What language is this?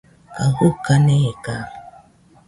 Nüpode Huitoto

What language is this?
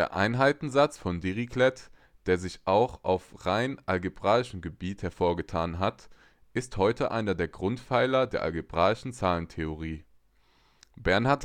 German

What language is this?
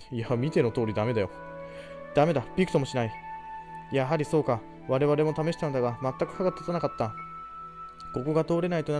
Japanese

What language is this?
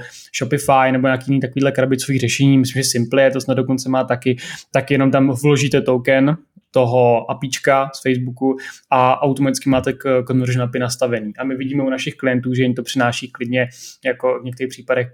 Czech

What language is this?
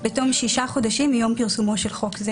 Hebrew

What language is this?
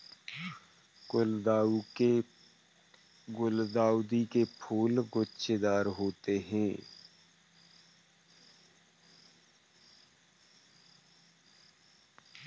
Hindi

